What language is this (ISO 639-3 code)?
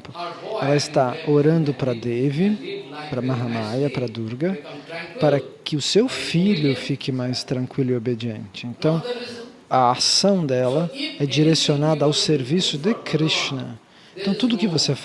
por